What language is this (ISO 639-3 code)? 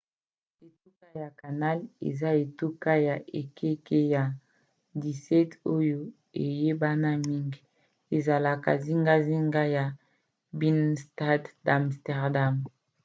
lin